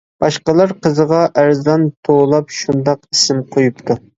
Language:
Uyghur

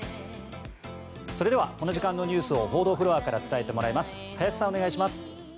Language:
Japanese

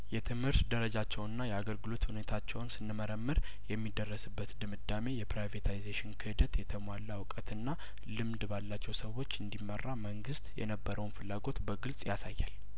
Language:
Amharic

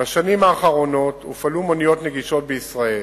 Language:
Hebrew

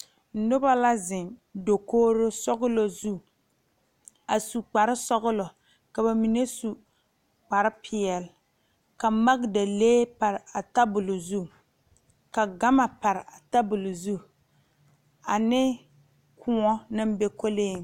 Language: Southern Dagaare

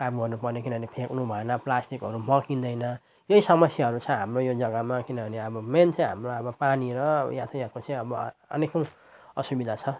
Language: Nepali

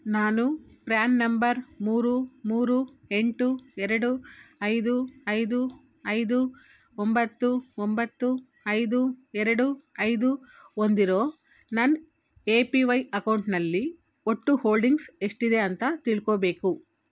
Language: Kannada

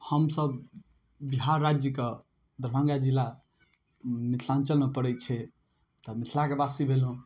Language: Maithili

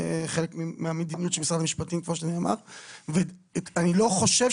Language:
Hebrew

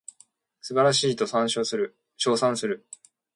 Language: Japanese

